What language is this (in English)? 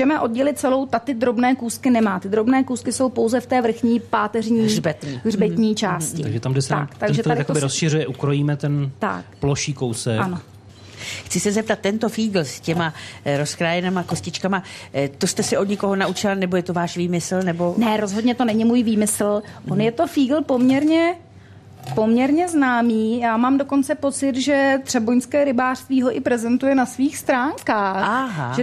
Czech